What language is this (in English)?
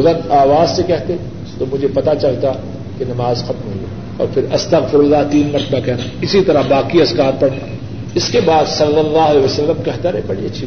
Urdu